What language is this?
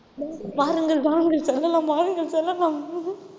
Tamil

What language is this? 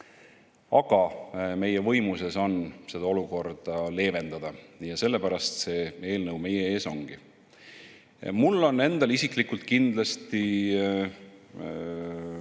Estonian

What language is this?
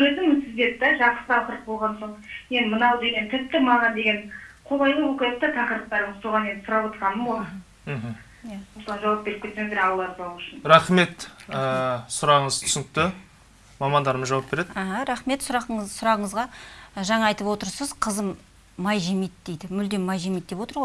Turkish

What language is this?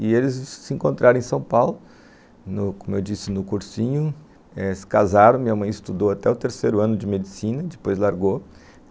Portuguese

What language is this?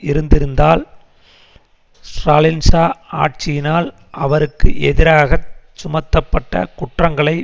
Tamil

